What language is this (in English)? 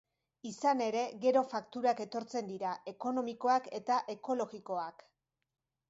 Basque